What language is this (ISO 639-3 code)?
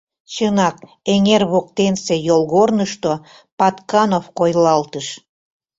chm